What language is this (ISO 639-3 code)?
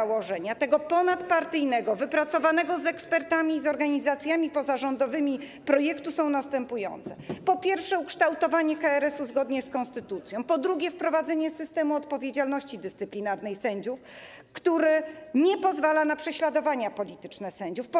pol